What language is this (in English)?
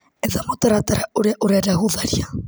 Kikuyu